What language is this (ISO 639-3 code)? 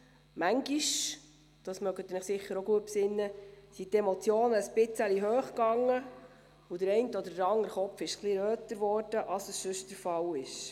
gsw